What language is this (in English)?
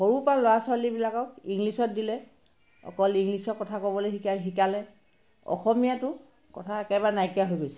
Assamese